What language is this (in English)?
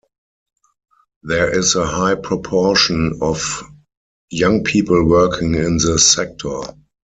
English